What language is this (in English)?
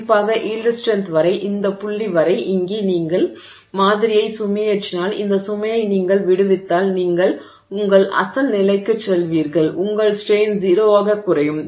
Tamil